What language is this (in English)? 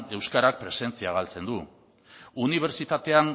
Basque